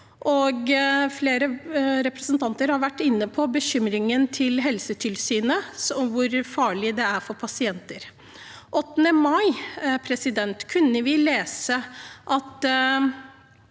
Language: Norwegian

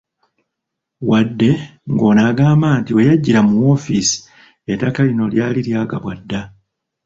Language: Ganda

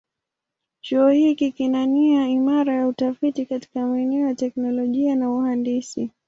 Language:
Swahili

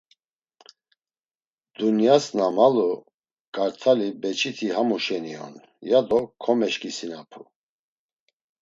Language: Laz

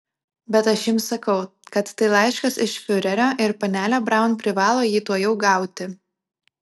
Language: Lithuanian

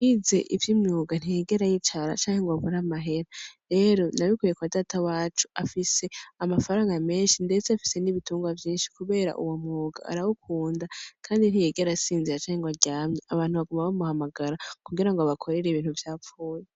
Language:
Rundi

